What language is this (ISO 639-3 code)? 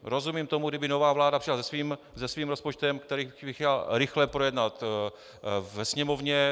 ces